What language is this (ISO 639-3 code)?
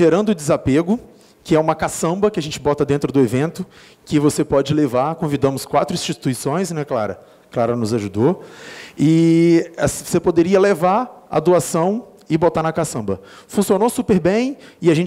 por